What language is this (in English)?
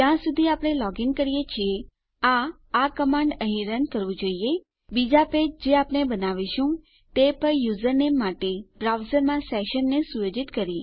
Gujarati